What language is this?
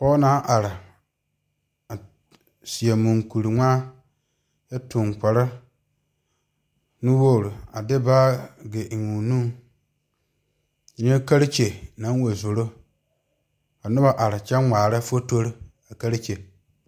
Southern Dagaare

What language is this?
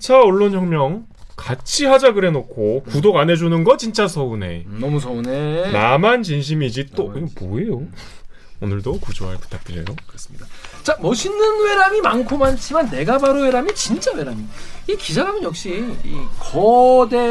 Korean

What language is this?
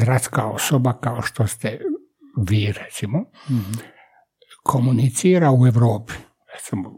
Croatian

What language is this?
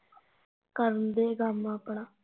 Punjabi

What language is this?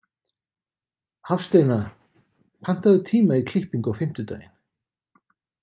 Icelandic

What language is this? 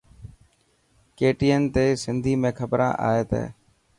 Dhatki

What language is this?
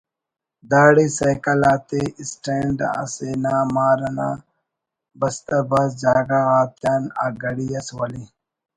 Brahui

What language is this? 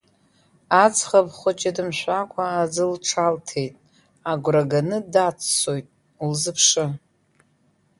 Abkhazian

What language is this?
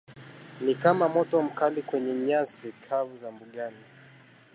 Swahili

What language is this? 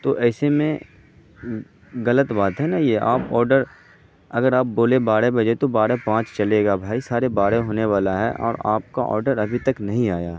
Urdu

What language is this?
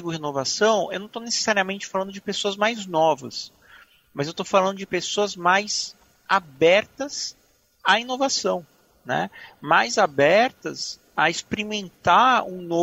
Portuguese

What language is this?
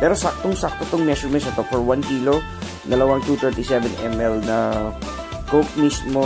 Filipino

